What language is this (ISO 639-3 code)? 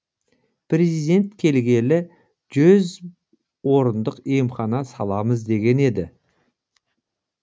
kaz